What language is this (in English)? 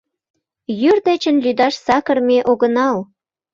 Mari